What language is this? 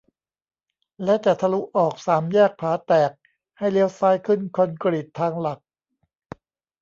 Thai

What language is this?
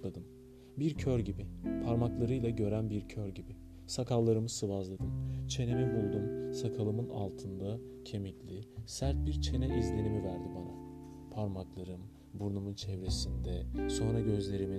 Turkish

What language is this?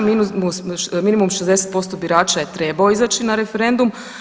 Croatian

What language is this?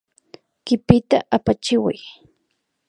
Imbabura Highland Quichua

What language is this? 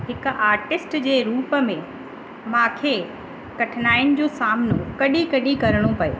Sindhi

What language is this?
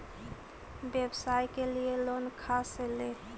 Magahi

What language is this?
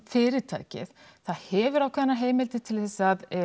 Icelandic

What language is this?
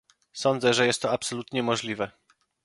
Polish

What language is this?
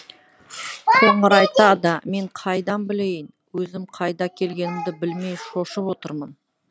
Kazakh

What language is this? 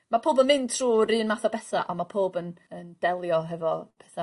Welsh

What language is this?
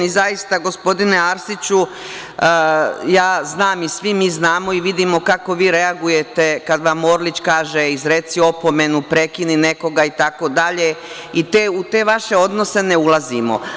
Serbian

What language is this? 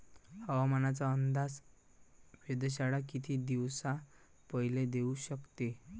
Marathi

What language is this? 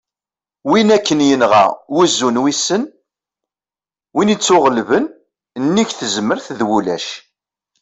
Kabyle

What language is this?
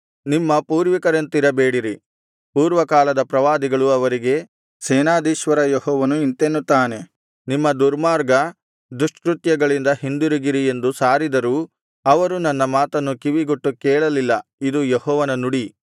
Kannada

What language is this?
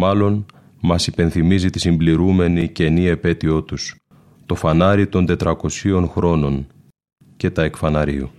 Greek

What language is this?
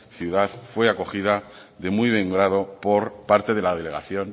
Spanish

